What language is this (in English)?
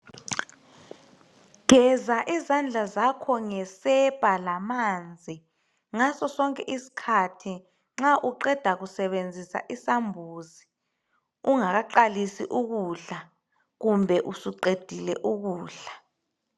North Ndebele